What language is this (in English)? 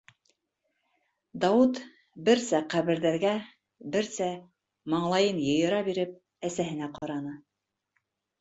Bashkir